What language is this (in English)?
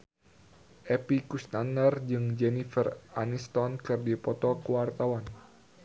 Sundanese